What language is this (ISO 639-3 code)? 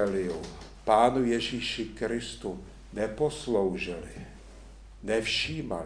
ces